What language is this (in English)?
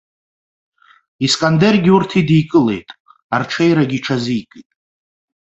Abkhazian